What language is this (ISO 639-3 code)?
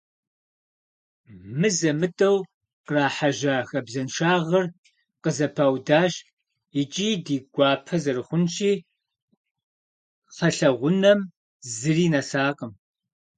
kbd